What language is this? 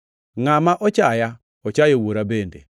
Luo (Kenya and Tanzania)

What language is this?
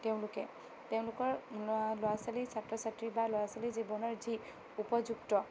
Assamese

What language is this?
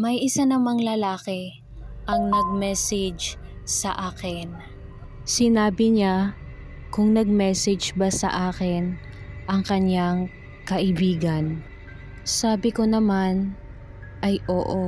Filipino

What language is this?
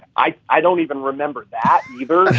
English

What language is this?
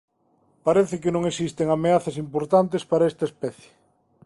Galician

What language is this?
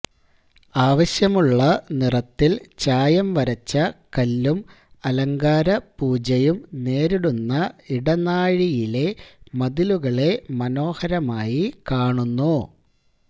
Malayalam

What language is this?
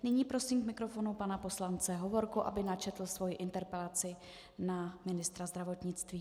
Czech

